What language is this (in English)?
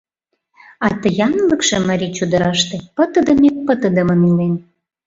Mari